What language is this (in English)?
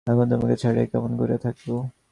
Bangla